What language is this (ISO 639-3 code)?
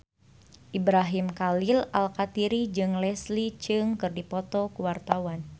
sun